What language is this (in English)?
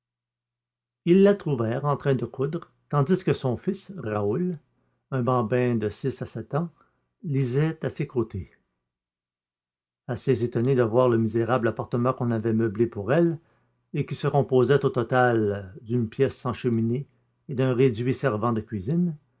French